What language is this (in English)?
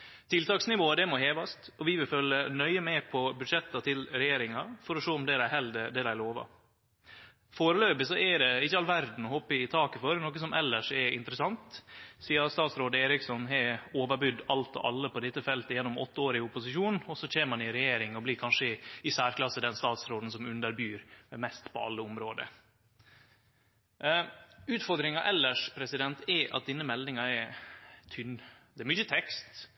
Norwegian Nynorsk